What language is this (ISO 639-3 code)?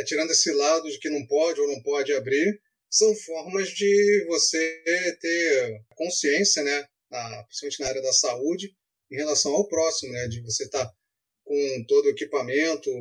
por